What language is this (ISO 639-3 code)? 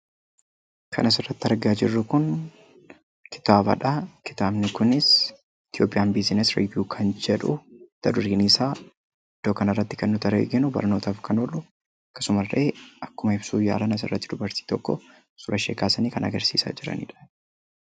orm